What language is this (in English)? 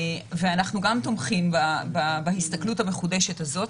Hebrew